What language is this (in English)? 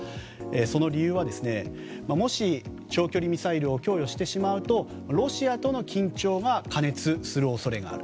Japanese